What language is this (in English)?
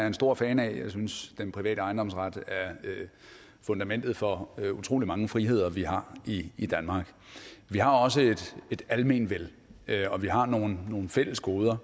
Danish